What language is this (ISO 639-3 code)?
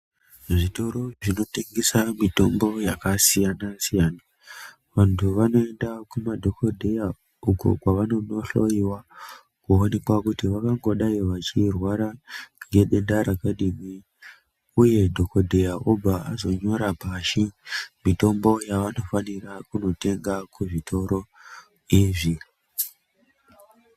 ndc